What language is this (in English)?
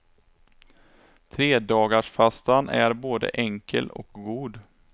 Swedish